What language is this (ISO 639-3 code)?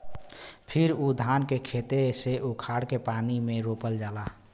bho